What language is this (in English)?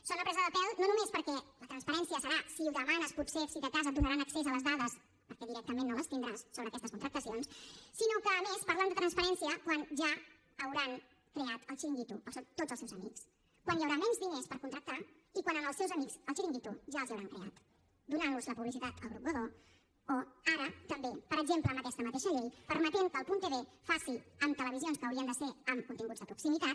Catalan